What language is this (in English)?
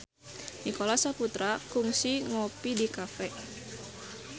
Sundanese